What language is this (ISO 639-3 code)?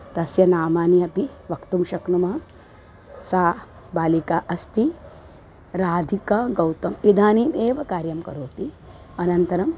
san